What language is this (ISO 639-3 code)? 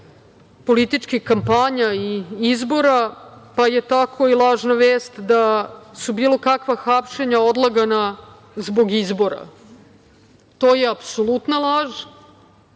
srp